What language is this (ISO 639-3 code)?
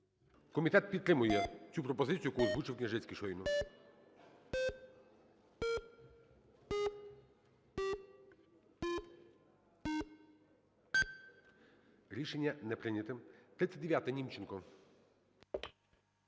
ukr